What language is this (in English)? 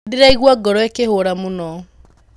Kikuyu